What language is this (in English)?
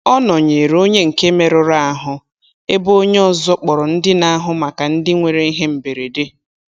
Igbo